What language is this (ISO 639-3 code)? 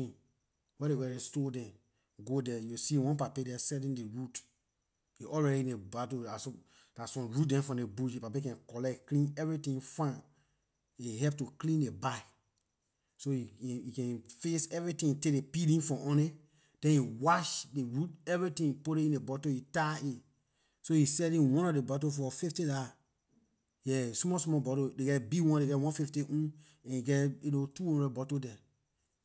lir